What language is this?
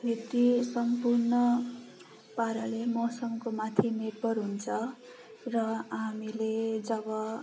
Nepali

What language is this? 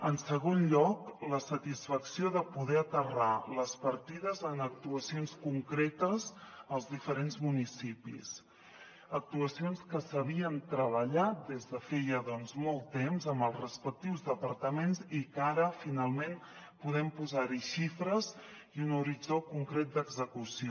Catalan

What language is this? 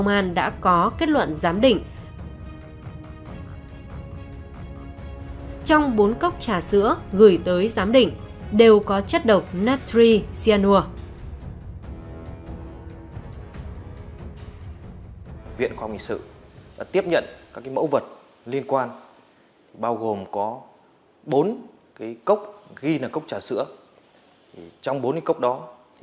Vietnamese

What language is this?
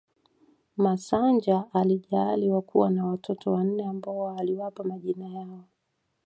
Swahili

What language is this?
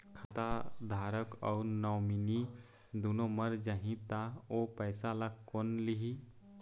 Chhattisgarhi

